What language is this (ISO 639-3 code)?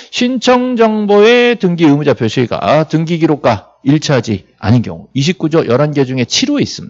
kor